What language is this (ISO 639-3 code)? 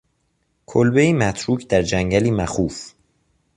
fas